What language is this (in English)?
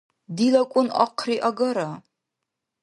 Dargwa